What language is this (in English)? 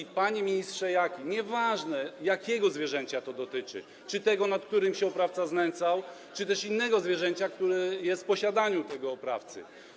Polish